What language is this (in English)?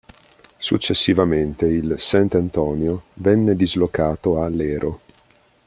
Italian